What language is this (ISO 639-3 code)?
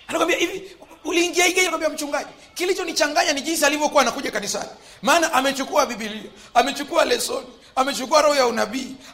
swa